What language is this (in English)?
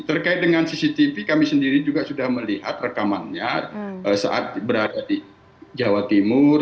Indonesian